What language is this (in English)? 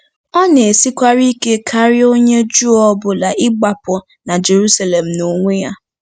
Igbo